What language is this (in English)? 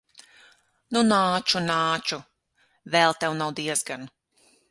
Latvian